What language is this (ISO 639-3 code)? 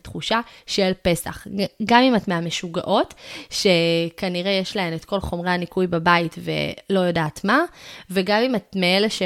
heb